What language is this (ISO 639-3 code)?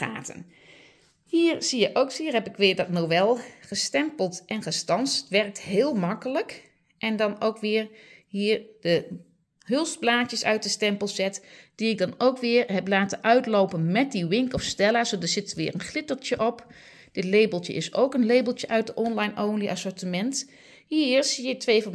nld